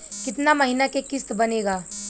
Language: Bhojpuri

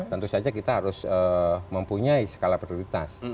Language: Indonesian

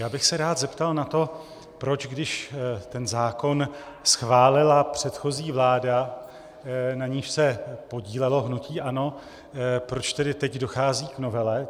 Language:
Czech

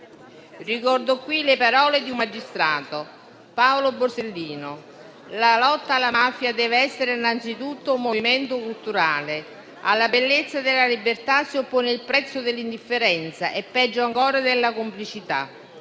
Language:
Italian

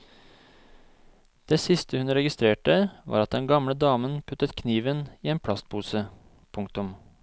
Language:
Norwegian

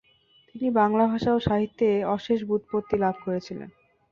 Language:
Bangla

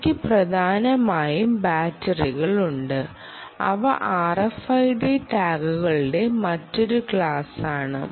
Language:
Malayalam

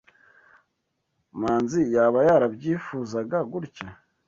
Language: Kinyarwanda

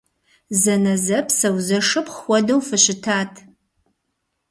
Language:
Kabardian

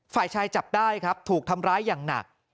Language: Thai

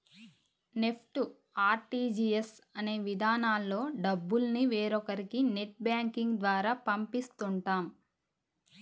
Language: Telugu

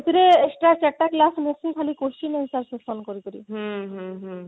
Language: Odia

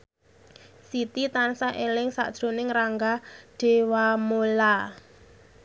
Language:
Javanese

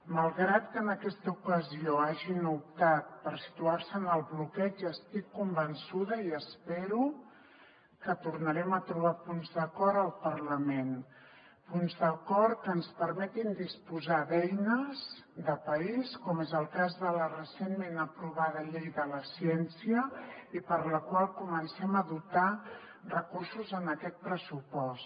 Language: Catalan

